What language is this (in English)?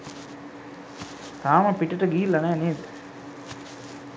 Sinhala